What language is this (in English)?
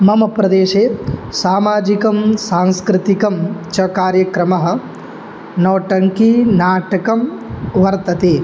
Sanskrit